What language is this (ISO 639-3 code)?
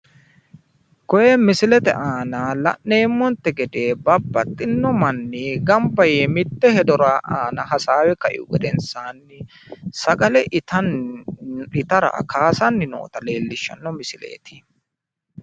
sid